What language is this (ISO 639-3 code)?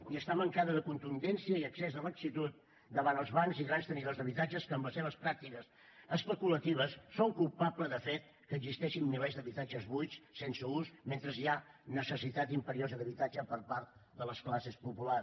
cat